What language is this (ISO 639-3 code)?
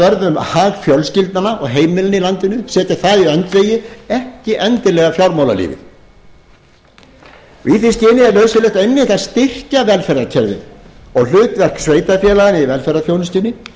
isl